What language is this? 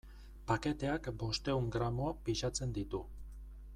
Basque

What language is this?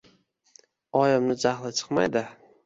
Uzbek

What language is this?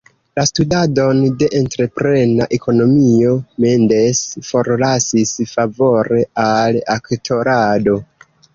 Esperanto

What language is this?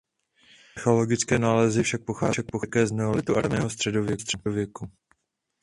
Czech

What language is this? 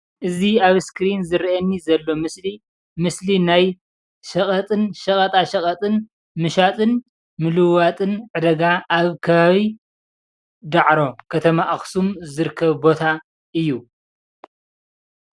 Tigrinya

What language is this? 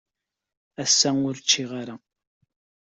Kabyle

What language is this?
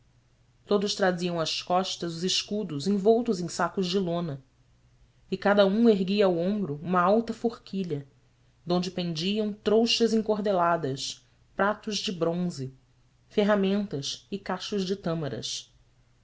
Portuguese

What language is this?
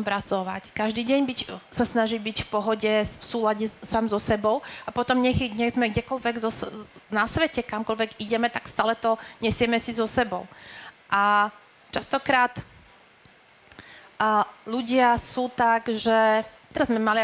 Slovak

